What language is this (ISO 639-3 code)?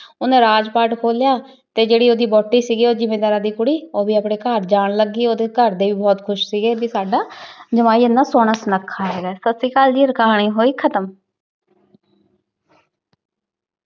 pan